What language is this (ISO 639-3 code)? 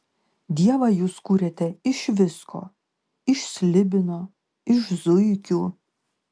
lit